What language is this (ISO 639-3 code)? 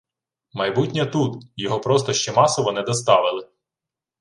ukr